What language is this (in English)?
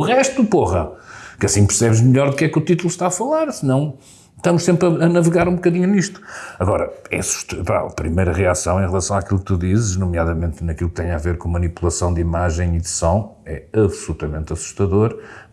Portuguese